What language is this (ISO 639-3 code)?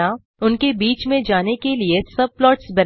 hin